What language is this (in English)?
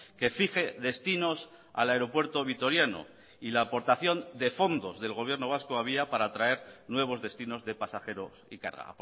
Spanish